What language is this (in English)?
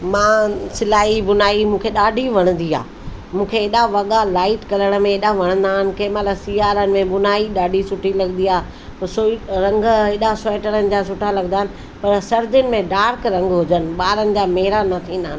Sindhi